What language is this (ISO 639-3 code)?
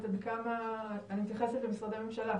heb